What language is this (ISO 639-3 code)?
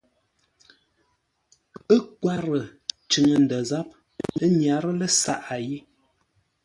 nla